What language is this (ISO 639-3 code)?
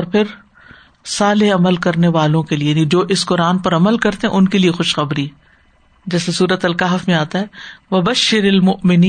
urd